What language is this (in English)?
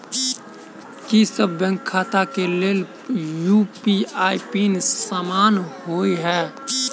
Maithili